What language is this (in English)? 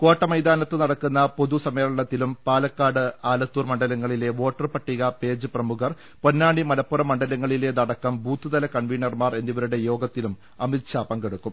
Malayalam